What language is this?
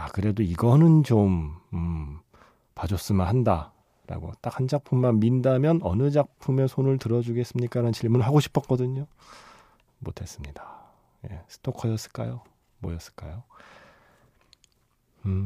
Korean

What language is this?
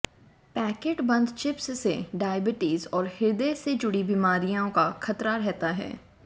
Hindi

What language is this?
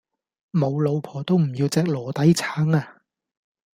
Cantonese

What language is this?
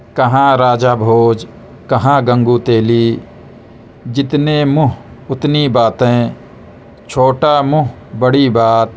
Urdu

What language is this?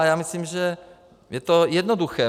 Czech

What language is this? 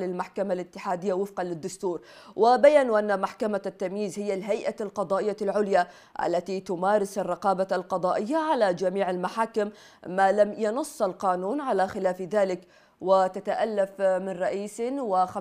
Arabic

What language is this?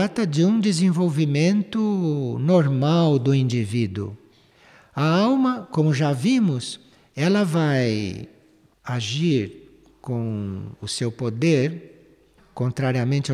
Portuguese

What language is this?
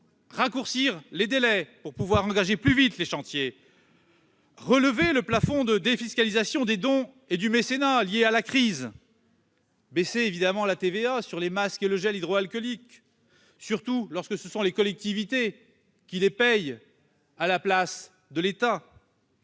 French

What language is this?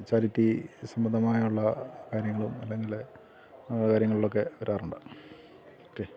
Malayalam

